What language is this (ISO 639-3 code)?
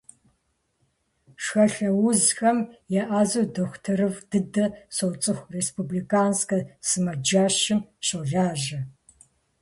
kbd